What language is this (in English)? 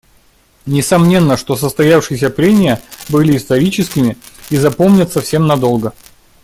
Russian